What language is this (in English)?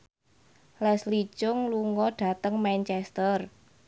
Javanese